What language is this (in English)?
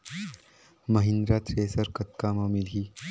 Chhattisgarhi